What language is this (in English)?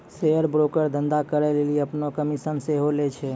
Maithili